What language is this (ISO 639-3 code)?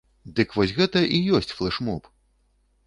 bel